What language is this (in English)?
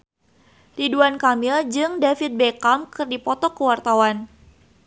Sundanese